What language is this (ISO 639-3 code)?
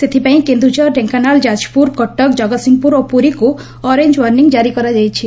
ori